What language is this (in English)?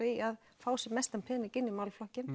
Icelandic